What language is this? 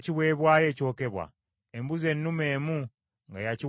Ganda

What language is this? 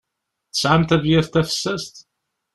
Kabyle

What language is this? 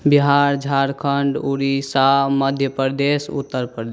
Maithili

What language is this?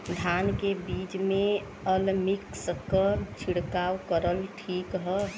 Bhojpuri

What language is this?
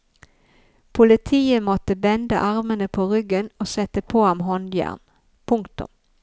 Norwegian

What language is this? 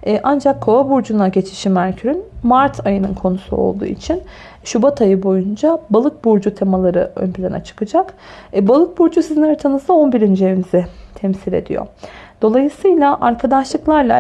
Turkish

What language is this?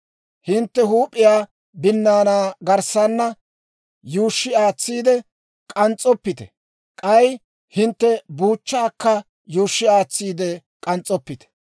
Dawro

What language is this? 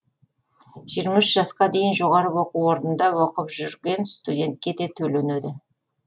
Kazakh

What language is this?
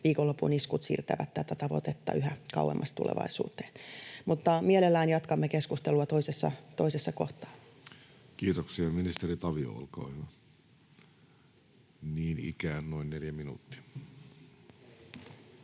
Finnish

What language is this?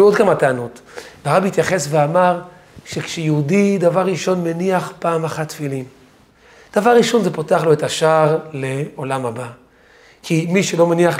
Hebrew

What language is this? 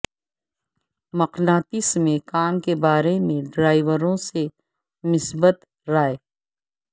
Urdu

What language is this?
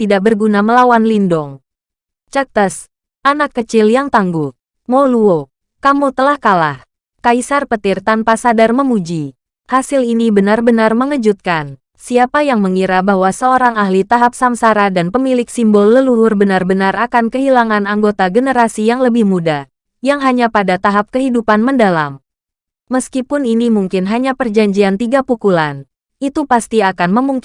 Indonesian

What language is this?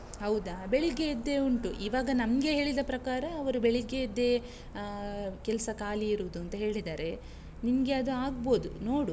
Kannada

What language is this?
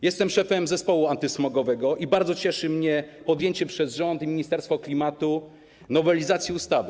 Polish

